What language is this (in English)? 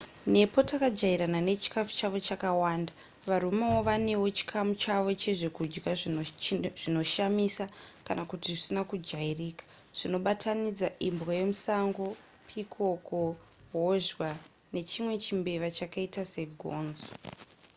Shona